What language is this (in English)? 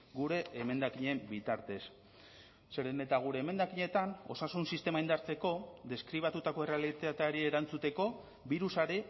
Basque